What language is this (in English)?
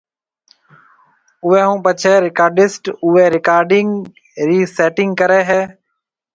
Marwari (Pakistan)